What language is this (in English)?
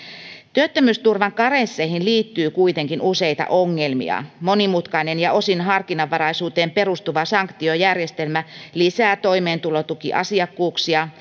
Finnish